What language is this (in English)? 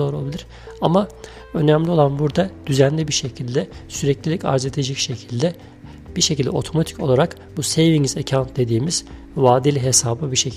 Turkish